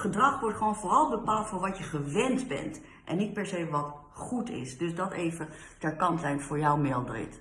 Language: Dutch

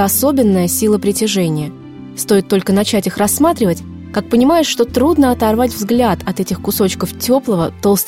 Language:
Russian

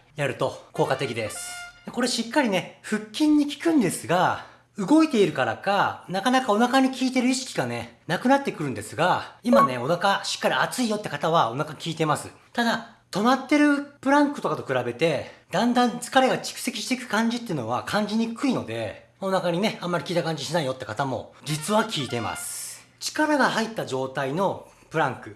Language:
Japanese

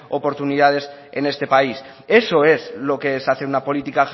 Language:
Spanish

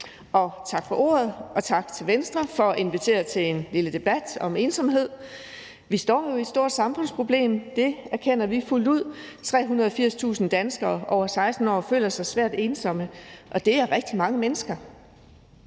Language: Danish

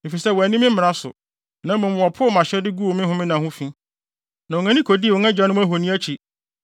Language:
Akan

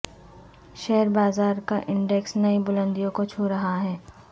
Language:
Urdu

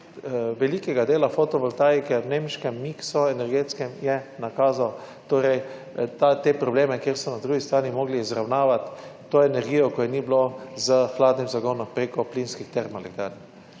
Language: Slovenian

